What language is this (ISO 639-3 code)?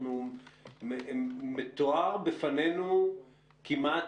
heb